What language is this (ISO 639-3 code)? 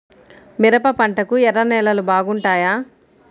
tel